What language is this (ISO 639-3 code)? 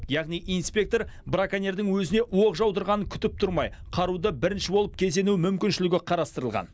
kaz